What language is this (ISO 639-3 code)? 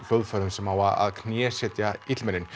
isl